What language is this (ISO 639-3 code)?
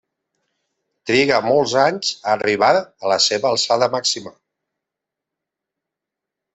cat